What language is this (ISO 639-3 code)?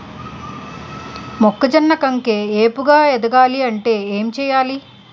tel